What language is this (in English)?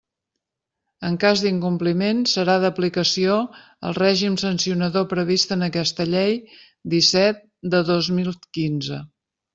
Catalan